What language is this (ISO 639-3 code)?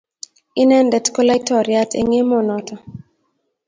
kln